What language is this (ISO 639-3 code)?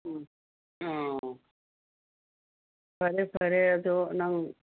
mni